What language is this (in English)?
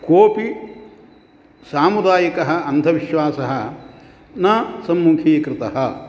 Sanskrit